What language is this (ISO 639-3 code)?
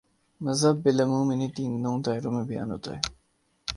urd